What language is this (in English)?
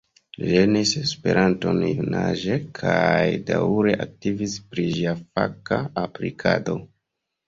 Esperanto